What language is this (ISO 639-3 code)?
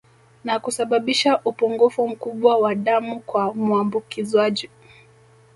swa